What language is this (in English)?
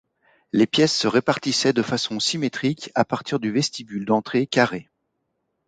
French